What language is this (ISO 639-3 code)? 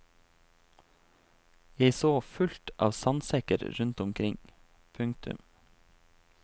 nor